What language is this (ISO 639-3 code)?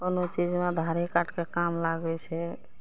mai